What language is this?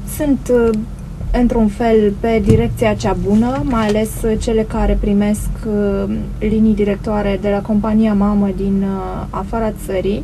Romanian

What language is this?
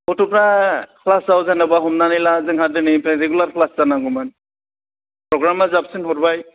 Bodo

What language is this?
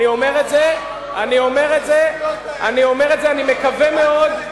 Hebrew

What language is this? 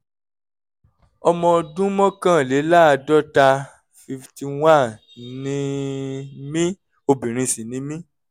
Yoruba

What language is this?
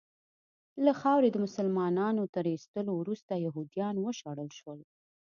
Pashto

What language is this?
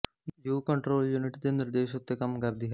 Punjabi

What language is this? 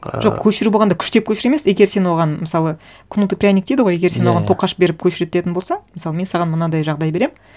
Kazakh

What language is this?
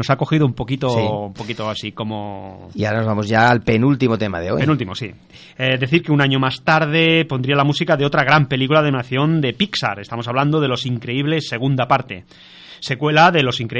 Spanish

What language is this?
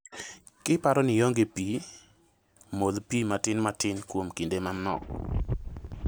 Luo (Kenya and Tanzania)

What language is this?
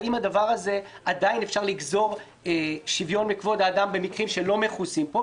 Hebrew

